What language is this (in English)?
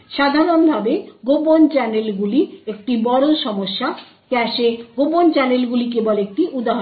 Bangla